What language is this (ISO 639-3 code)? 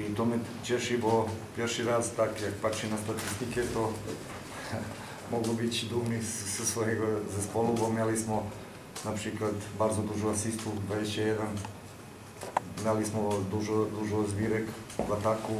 pol